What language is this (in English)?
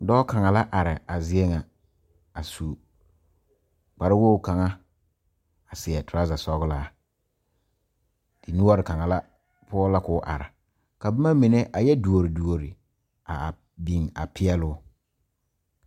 Southern Dagaare